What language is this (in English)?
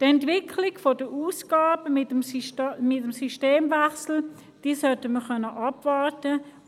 Swiss German